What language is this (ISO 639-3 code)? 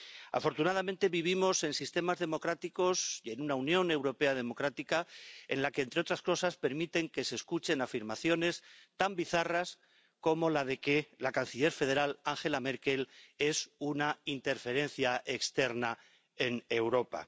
spa